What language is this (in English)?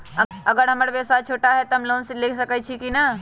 Magahi